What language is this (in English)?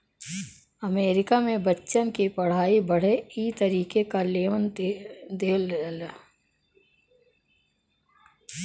Bhojpuri